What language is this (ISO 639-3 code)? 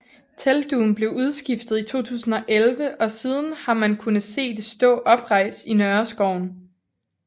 dan